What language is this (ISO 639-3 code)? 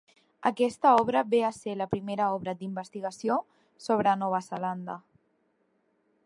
cat